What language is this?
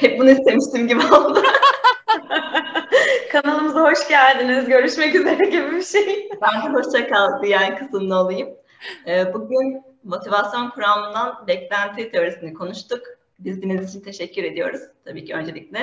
Turkish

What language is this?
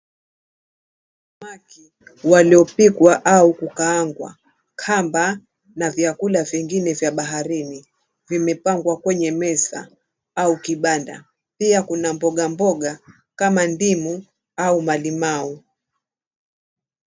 Swahili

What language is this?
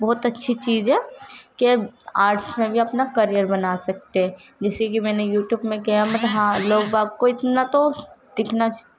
Urdu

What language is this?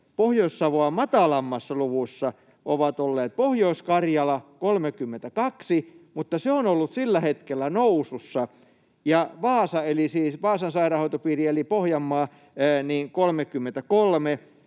Finnish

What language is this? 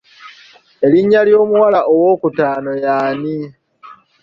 Ganda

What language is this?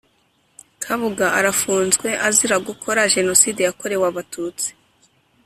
Kinyarwanda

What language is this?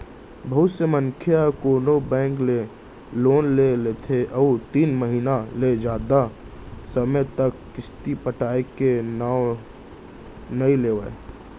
Chhattisgarhi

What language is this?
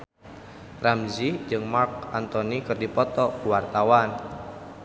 Sundanese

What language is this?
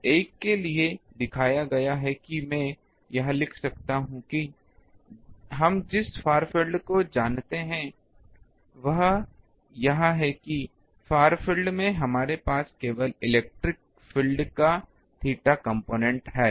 Hindi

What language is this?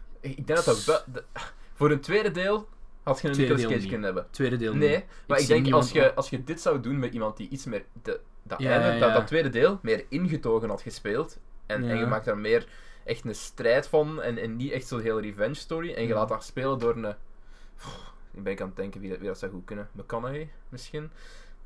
Dutch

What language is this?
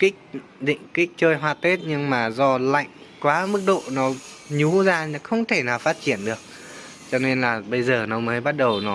Vietnamese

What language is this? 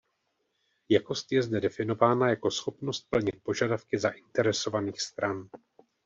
Czech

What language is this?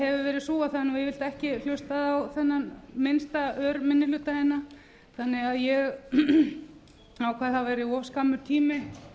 Icelandic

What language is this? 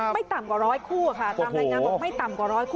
Thai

